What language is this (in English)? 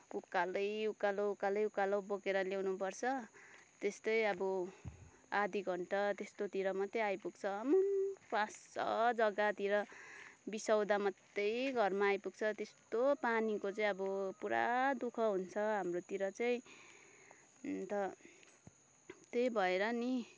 Nepali